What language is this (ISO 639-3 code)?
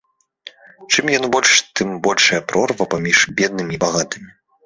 bel